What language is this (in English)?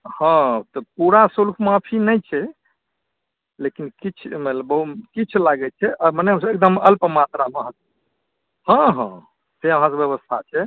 Maithili